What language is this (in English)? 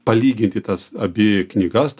Lithuanian